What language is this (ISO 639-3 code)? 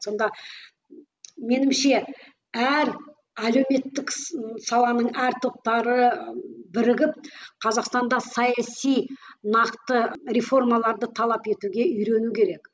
kaz